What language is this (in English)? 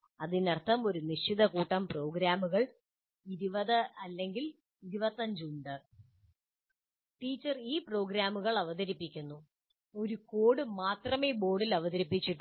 Malayalam